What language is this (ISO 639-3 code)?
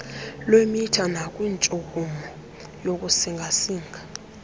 xho